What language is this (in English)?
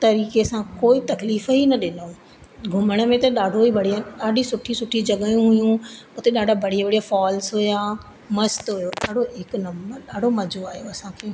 Sindhi